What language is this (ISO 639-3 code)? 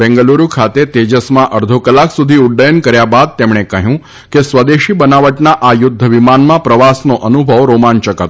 guj